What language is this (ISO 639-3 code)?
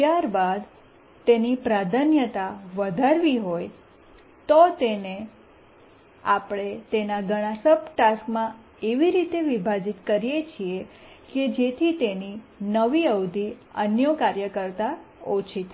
guj